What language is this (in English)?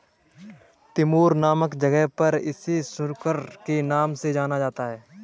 Hindi